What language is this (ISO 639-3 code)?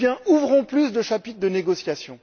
fra